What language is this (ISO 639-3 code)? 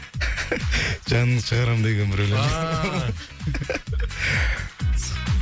kaz